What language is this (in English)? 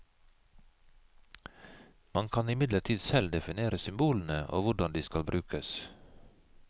Norwegian